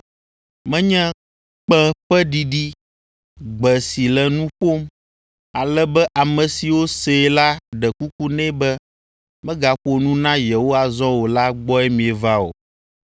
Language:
Ewe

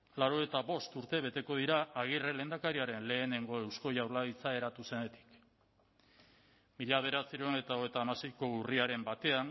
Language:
Basque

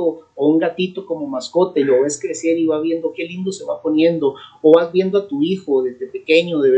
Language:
Spanish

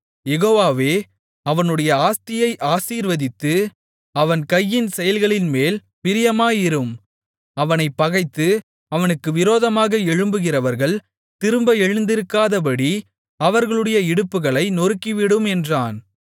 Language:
Tamil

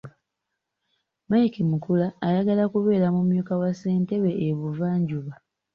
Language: Ganda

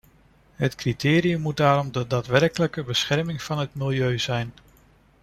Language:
Dutch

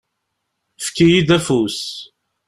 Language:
Kabyle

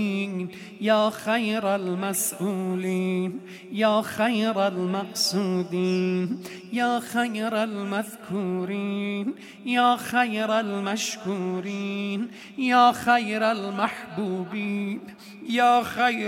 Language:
Persian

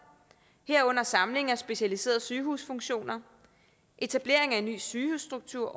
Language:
Danish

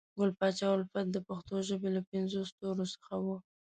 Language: Pashto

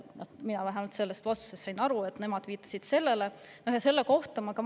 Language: Estonian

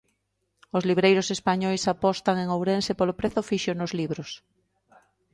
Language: Galician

